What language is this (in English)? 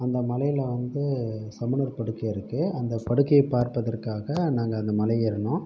Tamil